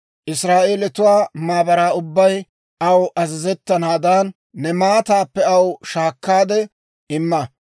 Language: Dawro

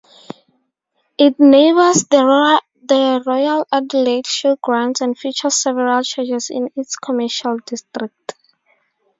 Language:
English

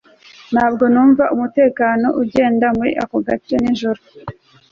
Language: Kinyarwanda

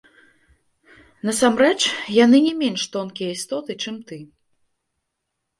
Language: Belarusian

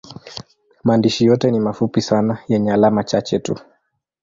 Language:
Swahili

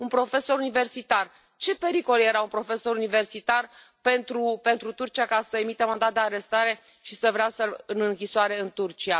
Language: Romanian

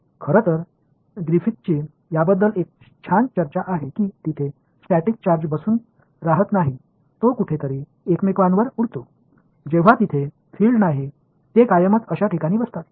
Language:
Marathi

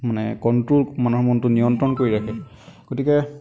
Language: Assamese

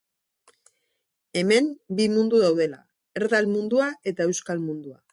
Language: Basque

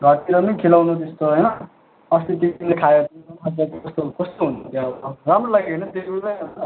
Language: Nepali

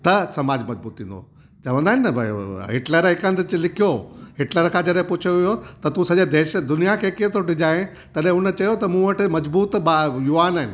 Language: Sindhi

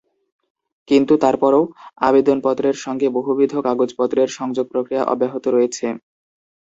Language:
Bangla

